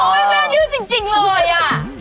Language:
Thai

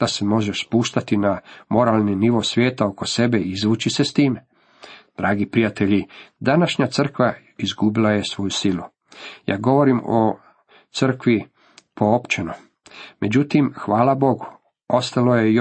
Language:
Croatian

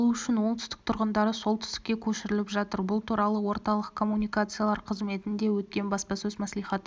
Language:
Kazakh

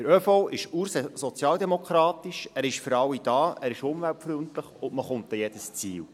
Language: Swiss German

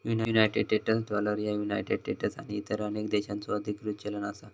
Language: Marathi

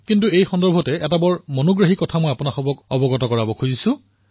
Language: Assamese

